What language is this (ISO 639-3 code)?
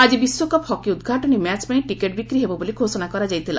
ori